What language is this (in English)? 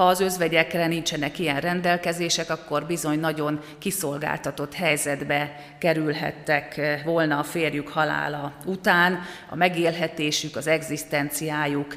Hungarian